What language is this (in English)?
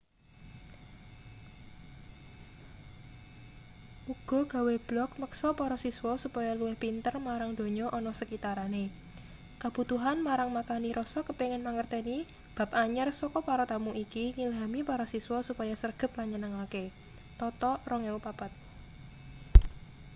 Javanese